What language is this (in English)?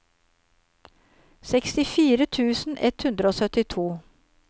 Norwegian